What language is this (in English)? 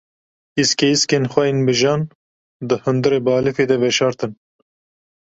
Kurdish